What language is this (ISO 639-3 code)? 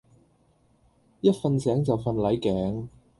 yue